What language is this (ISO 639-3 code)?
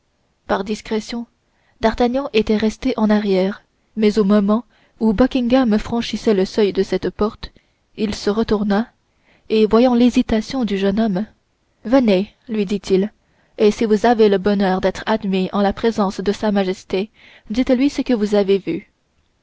fra